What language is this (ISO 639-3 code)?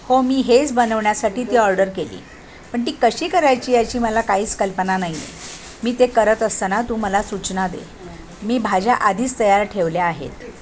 mar